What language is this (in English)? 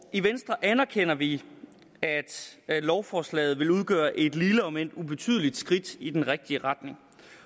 Danish